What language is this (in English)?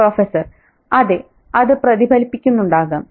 Malayalam